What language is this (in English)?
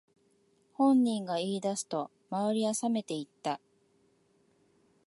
Japanese